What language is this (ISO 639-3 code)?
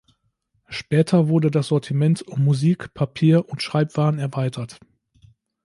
deu